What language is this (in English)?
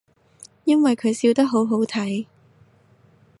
Cantonese